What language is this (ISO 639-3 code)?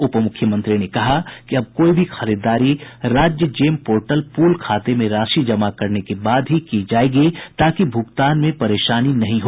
hin